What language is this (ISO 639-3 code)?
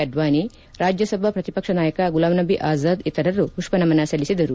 kan